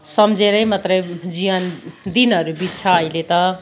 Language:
Nepali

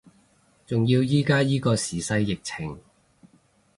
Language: Cantonese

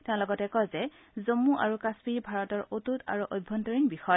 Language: Assamese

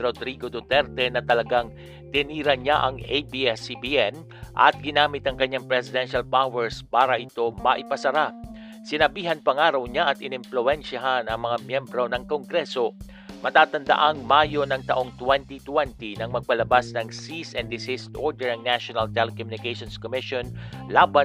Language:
Filipino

